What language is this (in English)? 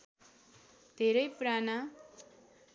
Nepali